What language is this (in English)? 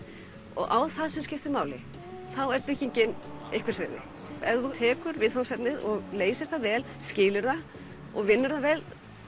Icelandic